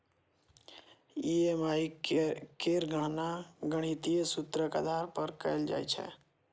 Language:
Maithili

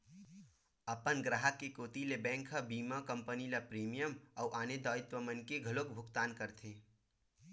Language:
Chhattisgarhi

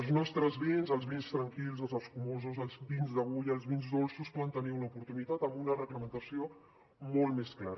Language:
Catalan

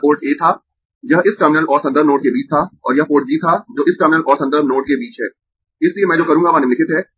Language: Hindi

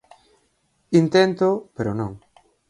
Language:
Galician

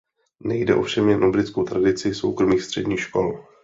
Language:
Czech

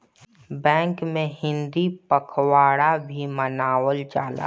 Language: Bhojpuri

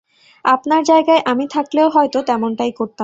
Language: Bangla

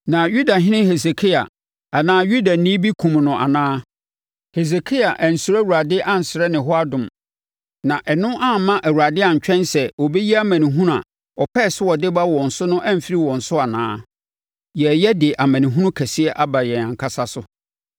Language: Akan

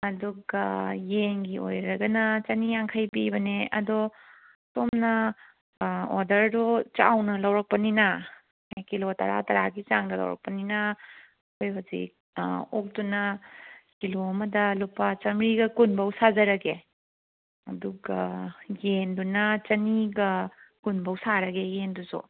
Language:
Manipuri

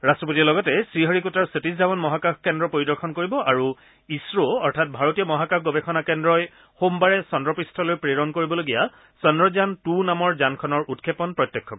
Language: Assamese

